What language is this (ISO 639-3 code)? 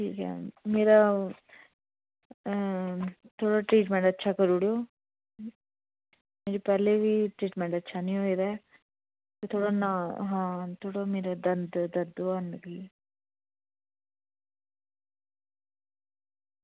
doi